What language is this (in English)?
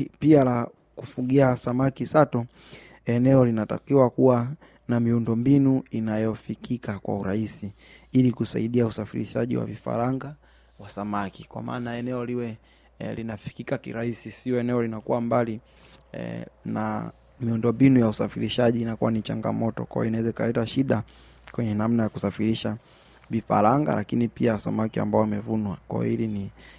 Swahili